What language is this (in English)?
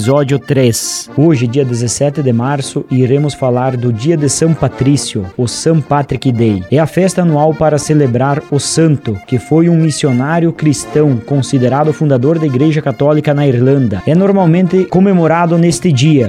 Portuguese